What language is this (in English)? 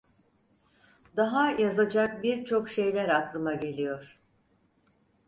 Turkish